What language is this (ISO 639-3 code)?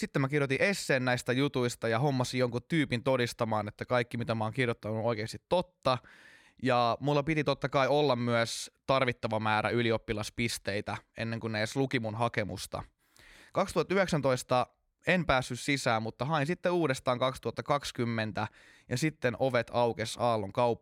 fin